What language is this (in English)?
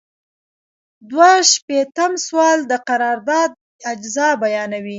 Pashto